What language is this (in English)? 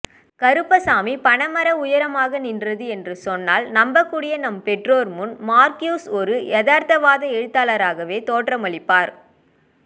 Tamil